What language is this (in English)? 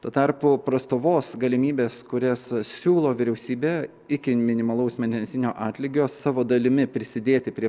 Lithuanian